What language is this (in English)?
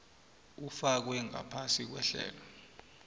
South Ndebele